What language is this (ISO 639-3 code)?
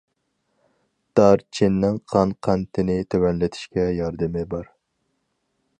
uig